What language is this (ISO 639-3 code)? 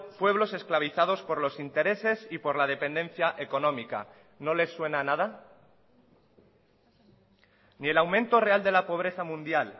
spa